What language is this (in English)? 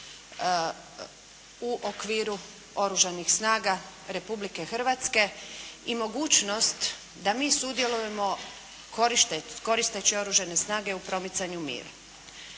Croatian